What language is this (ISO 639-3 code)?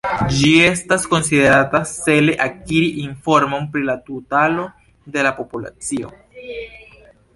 epo